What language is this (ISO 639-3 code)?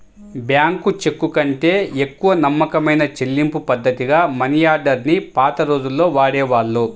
tel